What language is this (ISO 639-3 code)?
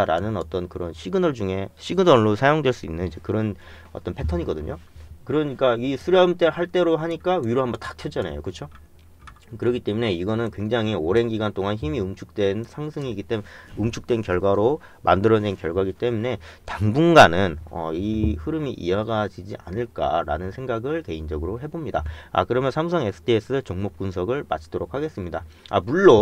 kor